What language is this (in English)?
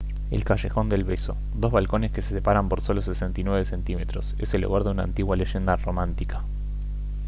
Spanish